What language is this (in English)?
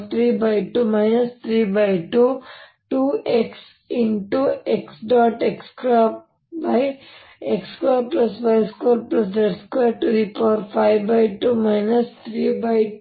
Kannada